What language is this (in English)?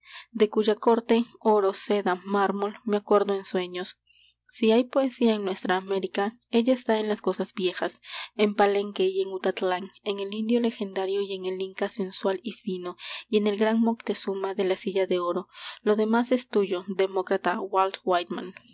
Spanish